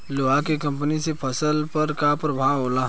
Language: Bhojpuri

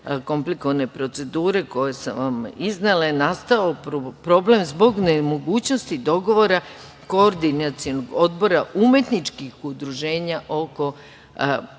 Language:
Serbian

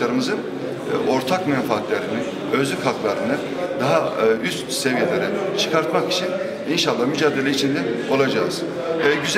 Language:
Turkish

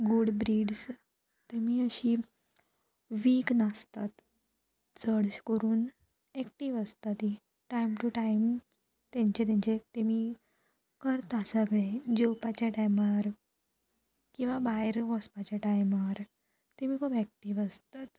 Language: Konkani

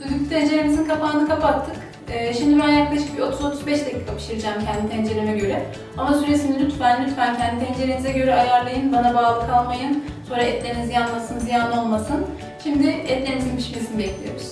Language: Turkish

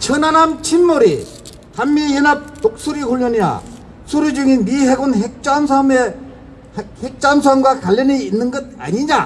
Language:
Korean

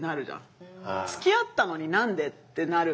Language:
Japanese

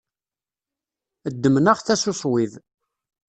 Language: Kabyle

